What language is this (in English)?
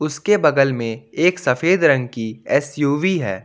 Hindi